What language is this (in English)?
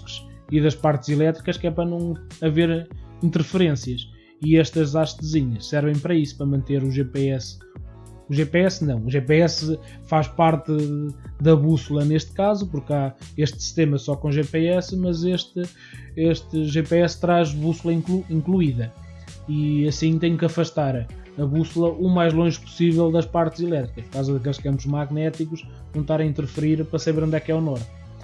Portuguese